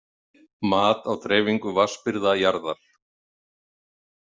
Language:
Icelandic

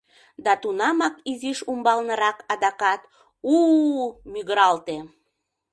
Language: Mari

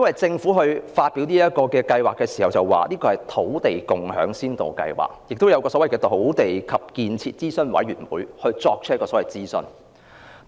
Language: Cantonese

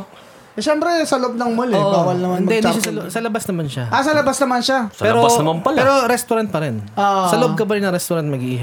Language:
Filipino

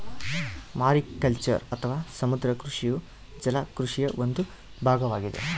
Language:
Kannada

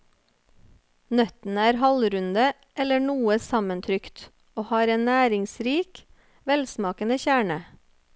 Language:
Norwegian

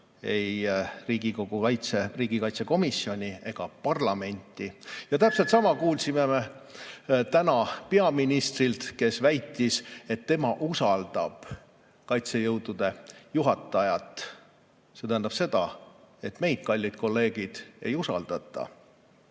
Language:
Estonian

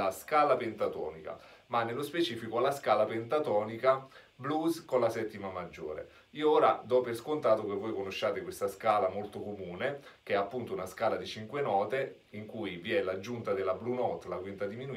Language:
Italian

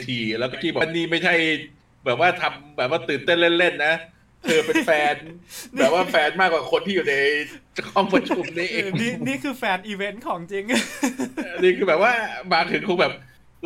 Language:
Thai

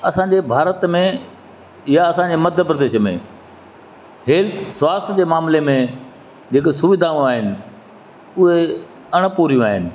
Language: Sindhi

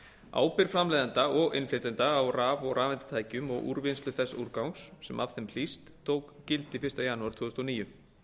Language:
Icelandic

